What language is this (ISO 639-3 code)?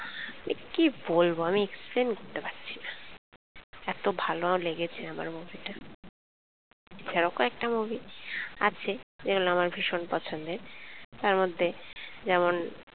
ben